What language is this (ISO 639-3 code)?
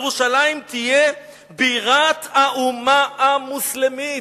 heb